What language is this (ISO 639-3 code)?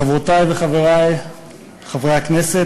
heb